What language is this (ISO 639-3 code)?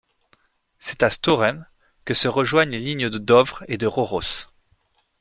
fra